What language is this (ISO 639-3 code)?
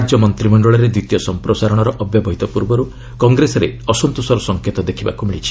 ori